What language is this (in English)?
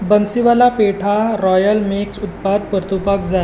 Konkani